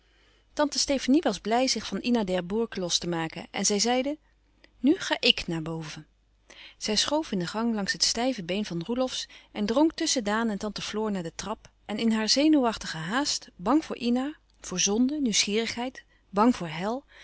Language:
Dutch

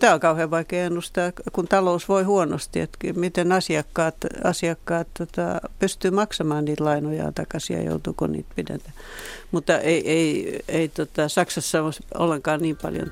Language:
Finnish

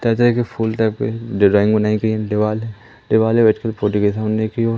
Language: Hindi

